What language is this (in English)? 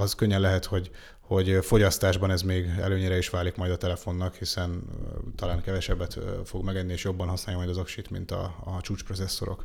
Hungarian